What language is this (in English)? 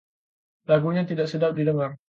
Indonesian